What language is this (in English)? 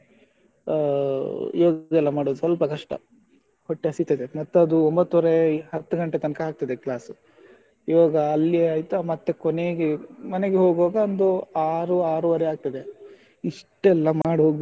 Kannada